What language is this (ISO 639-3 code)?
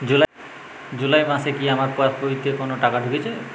ben